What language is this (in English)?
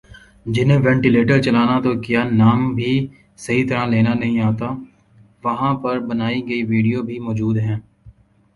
Urdu